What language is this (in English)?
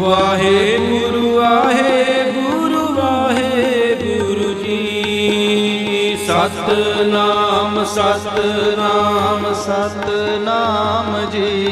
Punjabi